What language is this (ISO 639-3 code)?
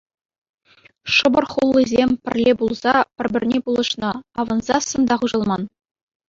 chv